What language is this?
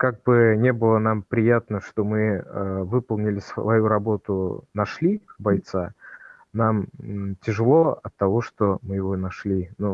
Russian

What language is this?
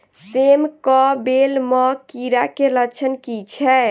Maithili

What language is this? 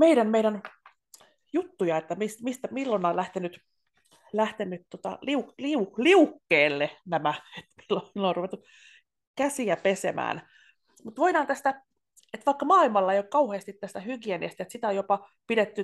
Finnish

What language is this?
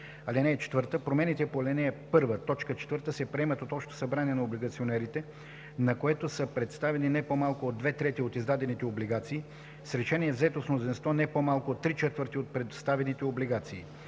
Bulgarian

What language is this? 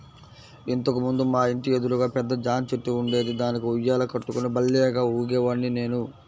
Telugu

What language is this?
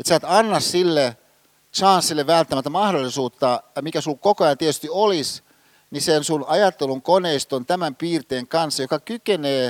Finnish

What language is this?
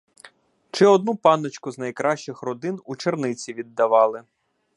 Ukrainian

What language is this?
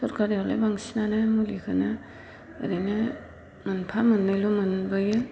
Bodo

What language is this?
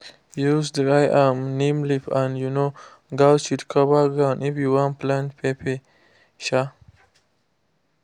Nigerian Pidgin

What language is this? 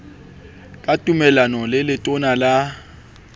Southern Sotho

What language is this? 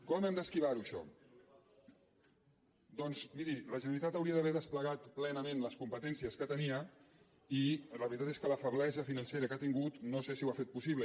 Catalan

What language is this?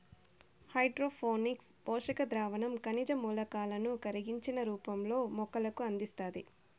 Telugu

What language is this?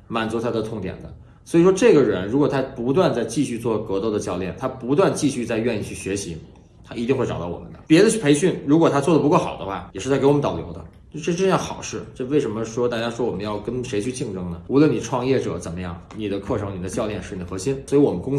Chinese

